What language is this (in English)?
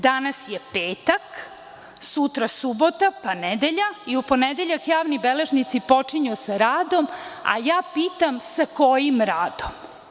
Serbian